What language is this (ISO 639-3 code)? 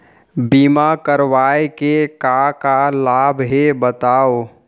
hne